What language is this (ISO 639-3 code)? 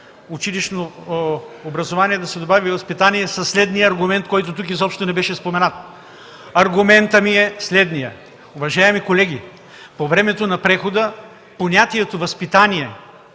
bul